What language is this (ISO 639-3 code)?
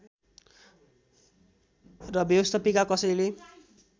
nep